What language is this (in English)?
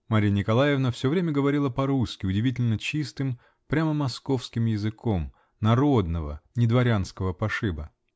Russian